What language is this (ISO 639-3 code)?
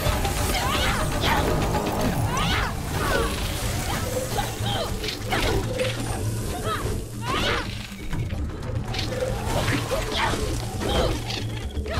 rus